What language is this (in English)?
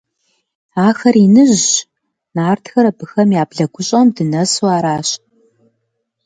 Kabardian